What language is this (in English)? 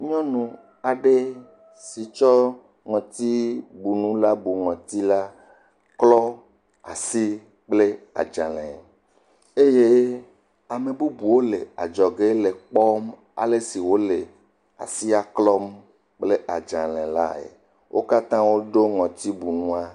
Ewe